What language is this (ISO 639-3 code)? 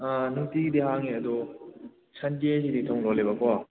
mni